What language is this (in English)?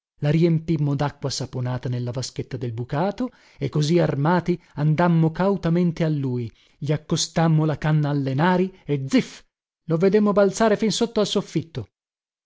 Italian